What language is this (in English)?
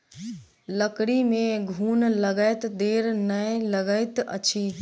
Maithili